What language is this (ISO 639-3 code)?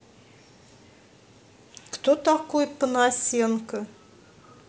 rus